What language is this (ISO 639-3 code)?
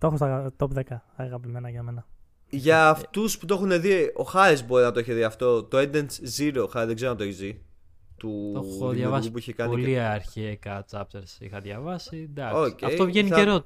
ell